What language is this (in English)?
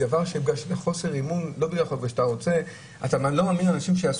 Hebrew